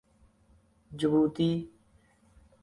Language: Urdu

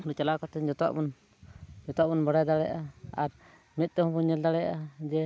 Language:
Santali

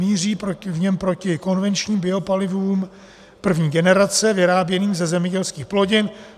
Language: Czech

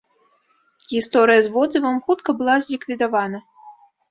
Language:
Belarusian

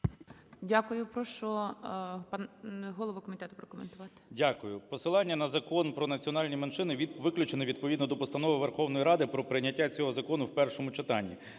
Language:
Ukrainian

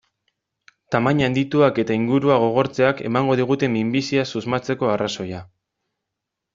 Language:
Basque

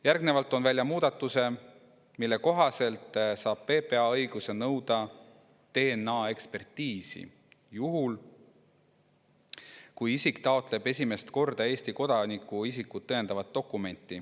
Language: Estonian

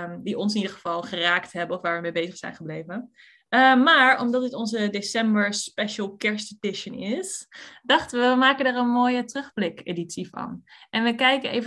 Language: Dutch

